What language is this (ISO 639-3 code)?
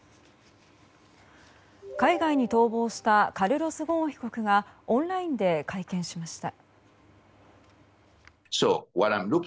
jpn